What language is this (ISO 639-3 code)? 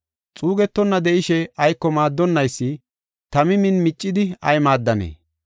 gof